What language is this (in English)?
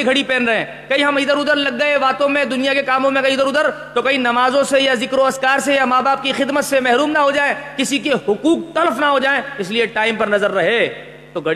Urdu